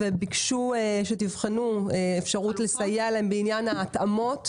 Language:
Hebrew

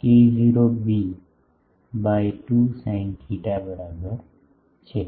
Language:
Gujarati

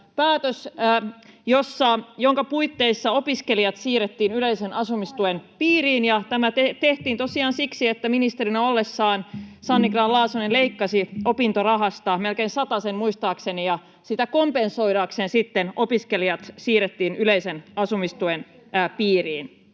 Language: Finnish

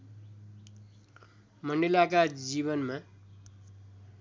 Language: Nepali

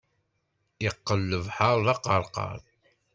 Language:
Kabyle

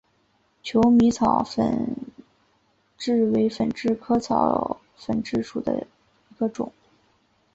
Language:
Chinese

